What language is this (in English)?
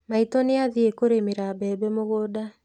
Kikuyu